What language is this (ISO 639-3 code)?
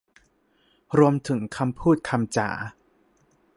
tha